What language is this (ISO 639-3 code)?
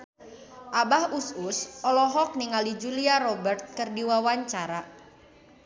sun